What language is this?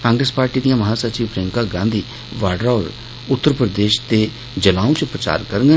Dogri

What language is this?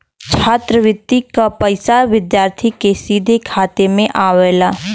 Bhojpuri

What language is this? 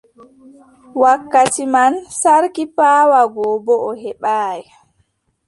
Adamawa Fulfulde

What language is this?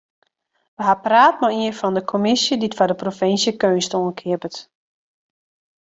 Western Frisian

